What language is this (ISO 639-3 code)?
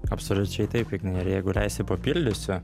lit